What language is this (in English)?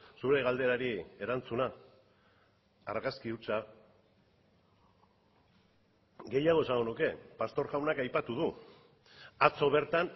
Basque